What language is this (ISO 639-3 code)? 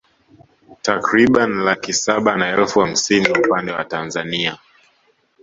swa